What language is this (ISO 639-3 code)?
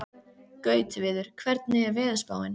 isl